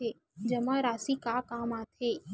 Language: Chhattisgarhi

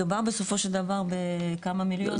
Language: Hebrew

